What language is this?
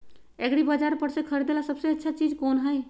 Magahi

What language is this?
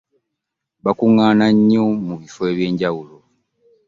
Ganda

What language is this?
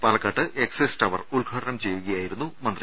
Malayalam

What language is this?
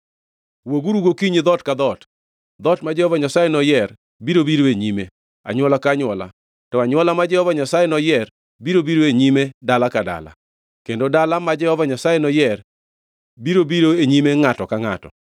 Luo (Kenya and Tanzania)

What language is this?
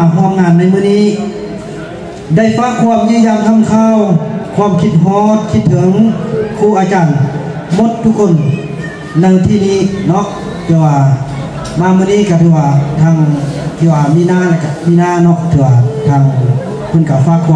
Thai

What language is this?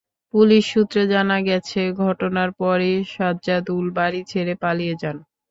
Bangla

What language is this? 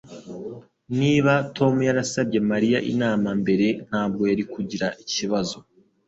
Kinyarwanda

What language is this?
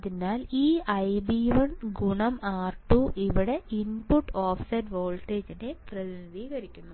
Malayalam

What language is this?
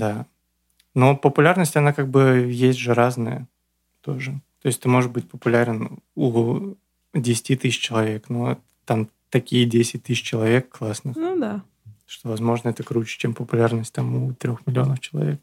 Russian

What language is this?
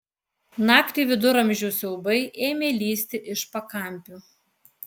Lithuanian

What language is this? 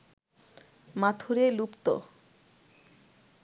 Bangla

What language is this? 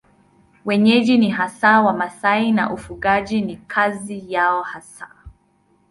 Swahili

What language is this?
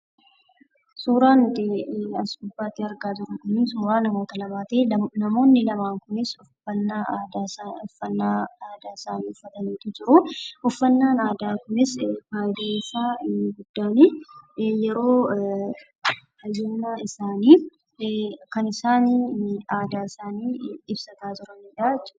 Oromo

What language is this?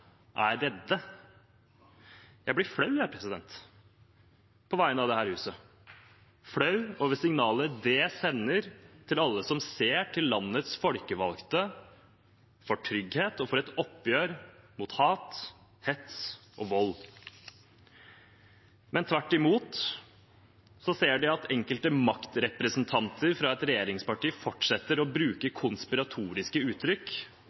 Norwegian Bokmål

